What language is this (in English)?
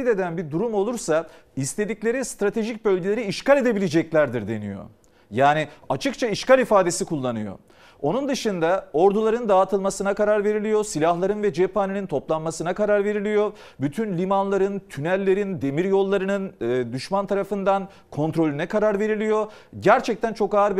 Turkish